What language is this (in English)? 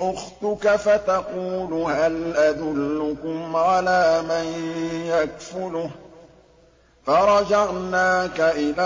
Arabic